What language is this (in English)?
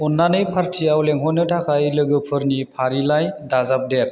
Bodo